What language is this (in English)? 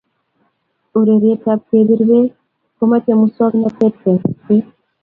Kalenjin